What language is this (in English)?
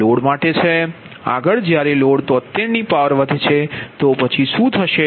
Gujarati